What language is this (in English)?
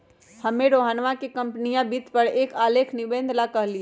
Magahi